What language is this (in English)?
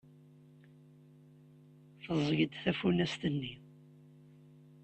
Kabyle